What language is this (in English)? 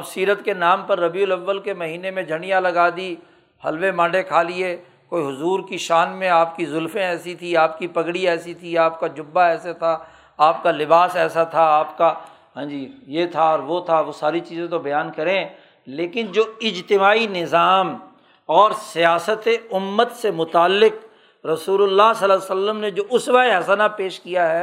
Urdu